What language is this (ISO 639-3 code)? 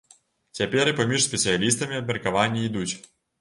bel